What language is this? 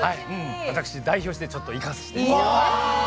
Japanese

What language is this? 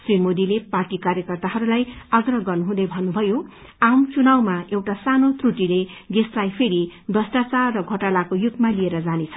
Nepali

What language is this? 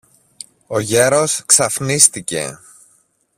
Greek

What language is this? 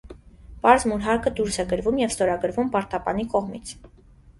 Armenian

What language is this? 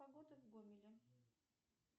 Russian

